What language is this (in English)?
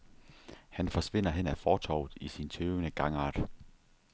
Danish